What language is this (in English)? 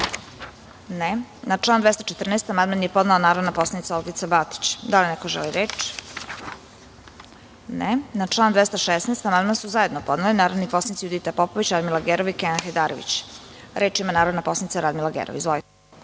Serbian